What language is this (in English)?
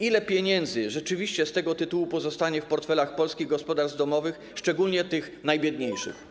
Polish